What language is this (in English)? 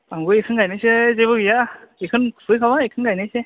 Bodo